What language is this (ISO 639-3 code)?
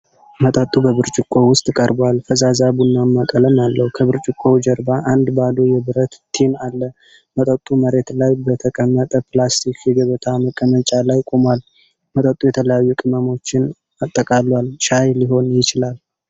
amh